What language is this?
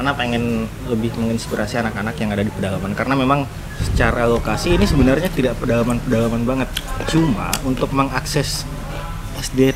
Indonesian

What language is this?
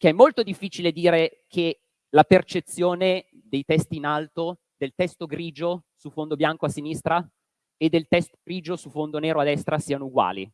Italian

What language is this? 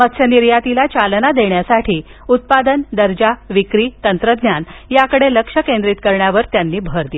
Marathi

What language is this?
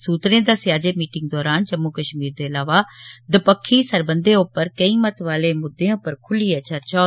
Dogri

